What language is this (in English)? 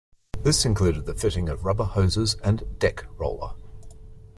English